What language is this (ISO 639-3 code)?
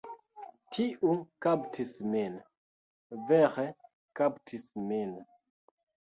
epo